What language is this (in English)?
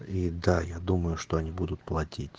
Russian